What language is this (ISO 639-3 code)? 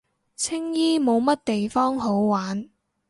yue